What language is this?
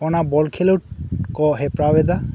Santali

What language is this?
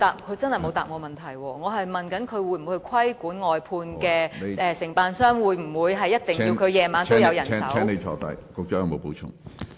Cantonese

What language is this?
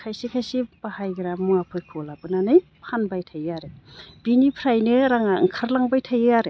Bodo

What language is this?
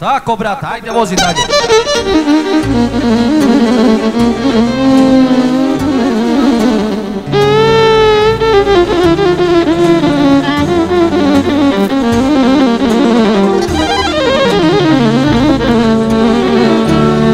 Romanian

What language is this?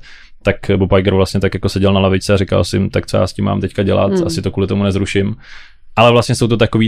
Czech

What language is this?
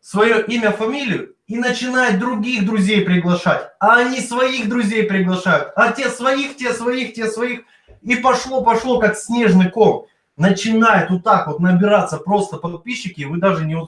Russian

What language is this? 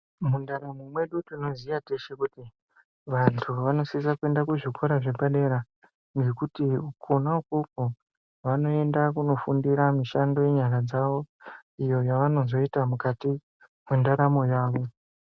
Ndau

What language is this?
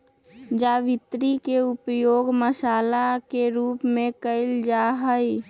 Magahi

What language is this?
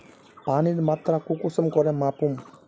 Magahi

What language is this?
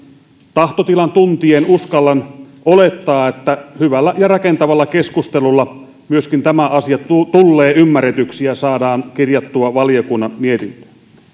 Finnish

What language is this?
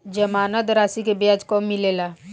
Bhojpuri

